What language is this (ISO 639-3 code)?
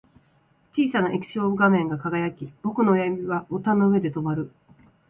jpn